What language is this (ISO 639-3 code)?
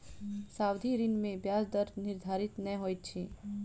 mai